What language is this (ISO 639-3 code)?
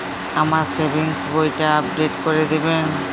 ben